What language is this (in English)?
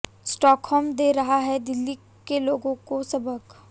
Hindi